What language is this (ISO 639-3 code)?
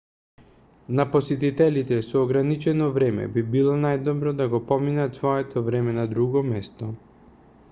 mkd